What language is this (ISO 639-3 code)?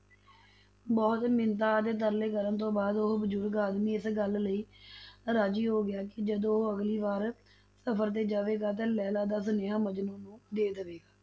pan